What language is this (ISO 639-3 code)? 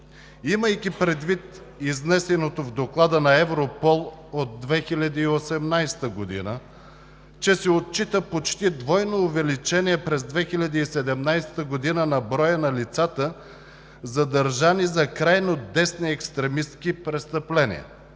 bul